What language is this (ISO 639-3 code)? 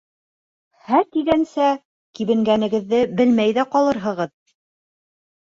bak